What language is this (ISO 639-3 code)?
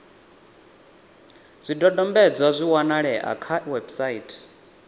ven